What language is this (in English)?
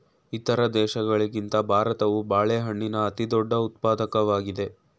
Kannada